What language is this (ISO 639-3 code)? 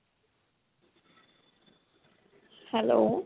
pan